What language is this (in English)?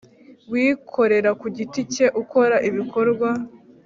Kinyarwanda